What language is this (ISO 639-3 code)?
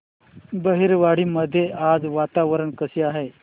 mar